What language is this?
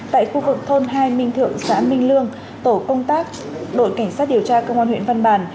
Vietnamese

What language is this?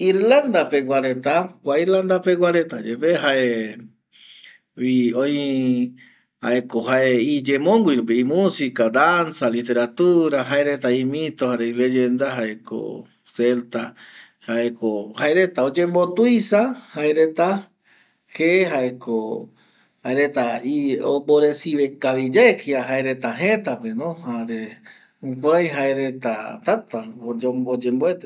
Eastern Bolivian Guaraní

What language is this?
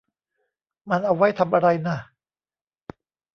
Thai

